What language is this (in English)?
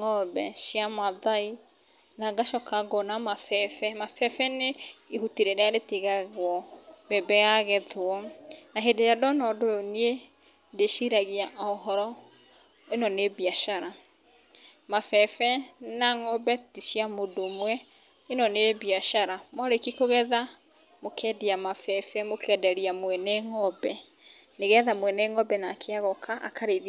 Kikuyu